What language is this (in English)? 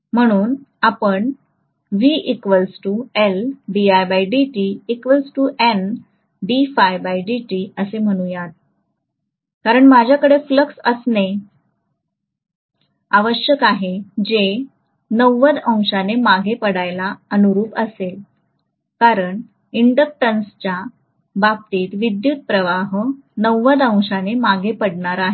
Marathi